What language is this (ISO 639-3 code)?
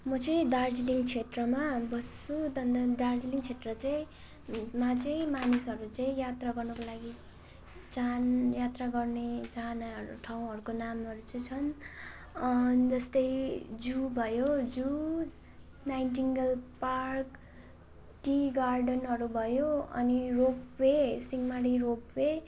nep